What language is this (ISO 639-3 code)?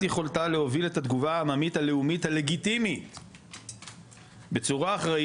heb